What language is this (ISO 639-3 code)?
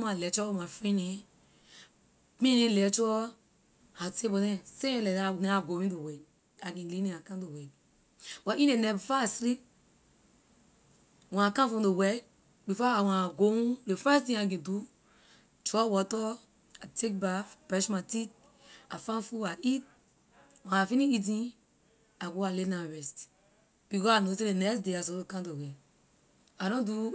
lir